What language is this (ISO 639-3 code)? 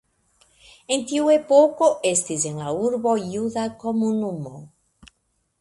epo